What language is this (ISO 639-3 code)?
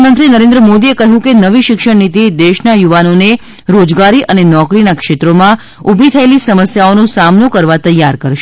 guj